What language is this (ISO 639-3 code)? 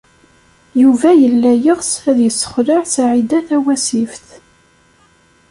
kab